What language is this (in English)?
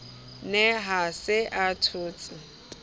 Southern Sotho